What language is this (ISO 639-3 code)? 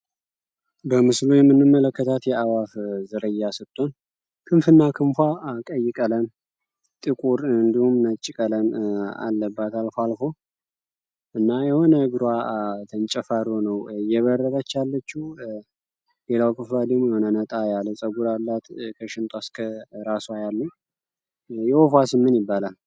amh